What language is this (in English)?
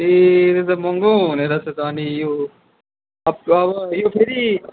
Nepali